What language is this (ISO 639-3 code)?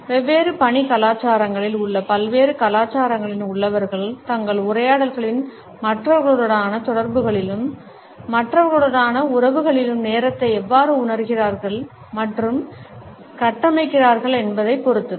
tam